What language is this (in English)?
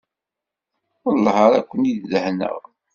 Kabyle